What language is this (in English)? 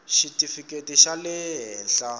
Tsonga